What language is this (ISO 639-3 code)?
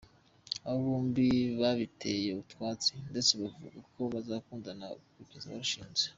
kin